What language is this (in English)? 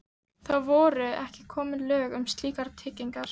Icelandic